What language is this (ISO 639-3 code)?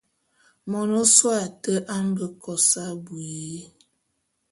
bum